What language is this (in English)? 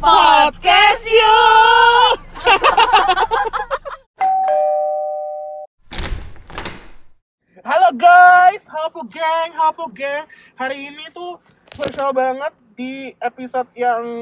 Indonesian